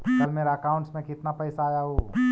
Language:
Magahi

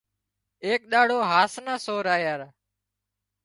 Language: Wadiyara Koli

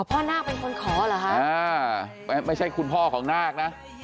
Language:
Thai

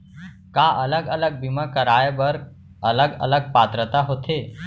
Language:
Chhattisgarhi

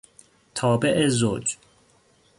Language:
Persian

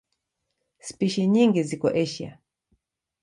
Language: Swahili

